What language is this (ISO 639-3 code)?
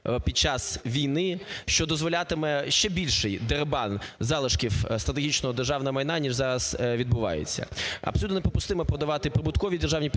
ukr